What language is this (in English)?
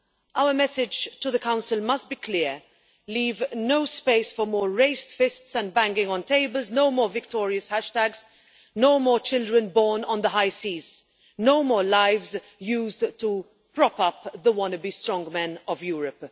English